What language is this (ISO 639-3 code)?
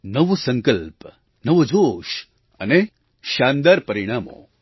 guj